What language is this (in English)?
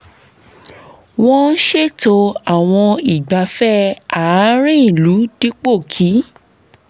Yoruba